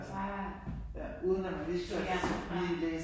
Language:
Danish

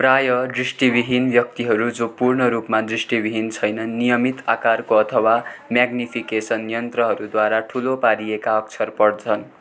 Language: Nepali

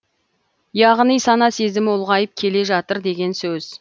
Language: Kazakh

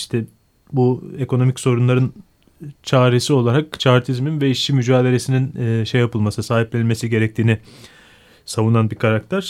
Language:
Turkish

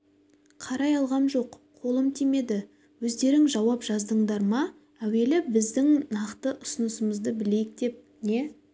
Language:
Kazakh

